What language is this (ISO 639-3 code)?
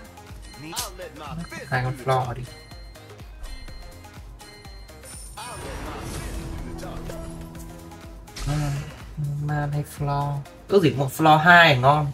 vie